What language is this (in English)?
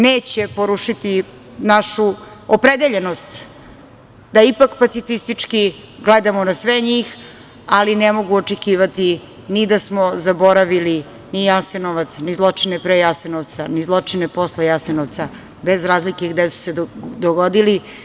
Serbian